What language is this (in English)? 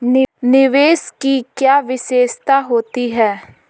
Hindi